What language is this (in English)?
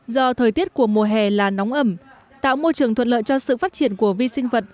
Vietnamese